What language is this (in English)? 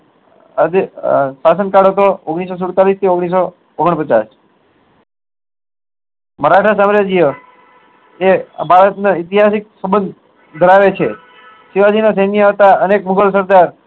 Gujarati